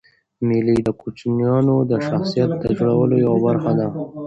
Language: Pashto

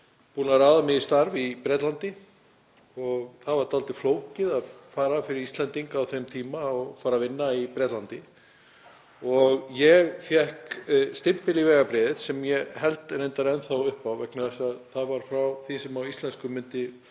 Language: Icelandic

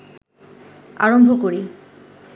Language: Bangla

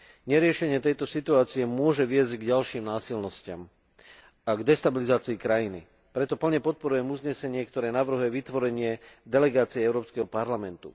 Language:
Slovak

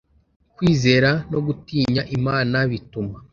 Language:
Kinyarwanda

